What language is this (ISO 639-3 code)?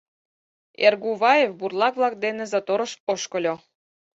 chm